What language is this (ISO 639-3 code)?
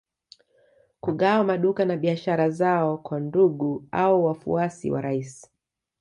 swa